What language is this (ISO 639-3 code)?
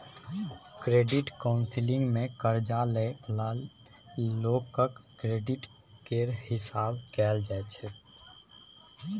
mai